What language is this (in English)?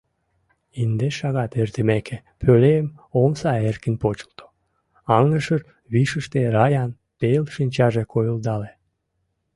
Mari